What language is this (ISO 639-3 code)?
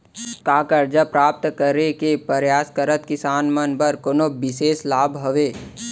hne